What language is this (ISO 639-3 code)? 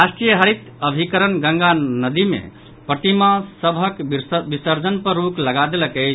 mai